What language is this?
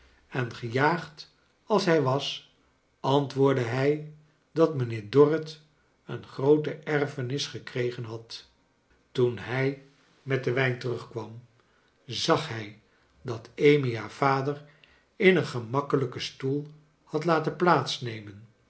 Dutch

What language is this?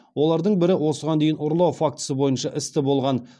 Kazakh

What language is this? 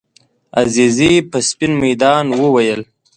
Pashto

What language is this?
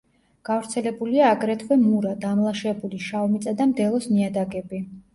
Georgian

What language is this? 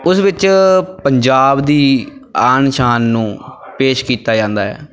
Punjabi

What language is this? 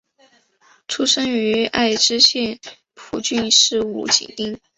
Chinese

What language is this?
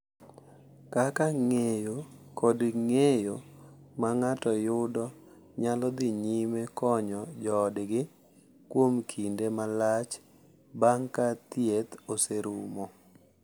Luo (Kenya and Tanzania)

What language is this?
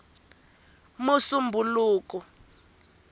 Tsonga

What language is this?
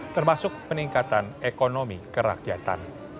Indonesian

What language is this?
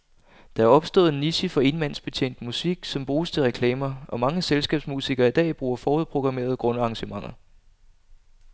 Danish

